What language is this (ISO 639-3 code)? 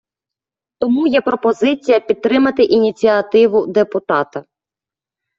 ukr